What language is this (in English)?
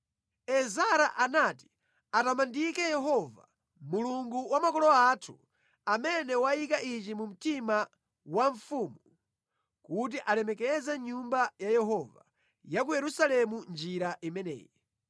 Nyanja